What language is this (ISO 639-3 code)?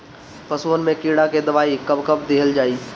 bho